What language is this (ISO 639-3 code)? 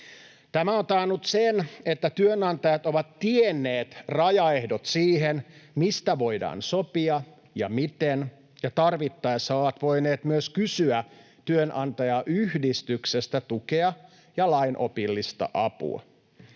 fin